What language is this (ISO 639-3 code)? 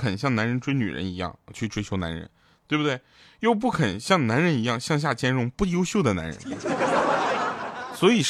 zho